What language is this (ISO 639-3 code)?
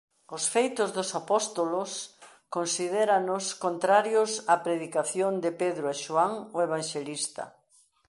glg